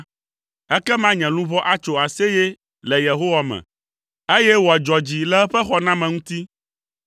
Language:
Ewe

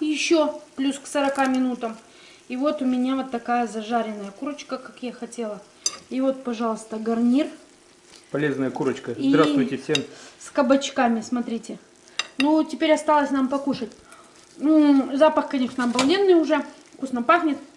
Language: Russian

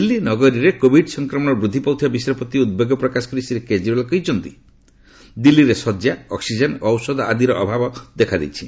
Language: Odia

